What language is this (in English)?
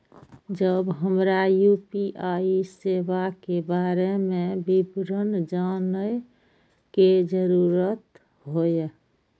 Maithili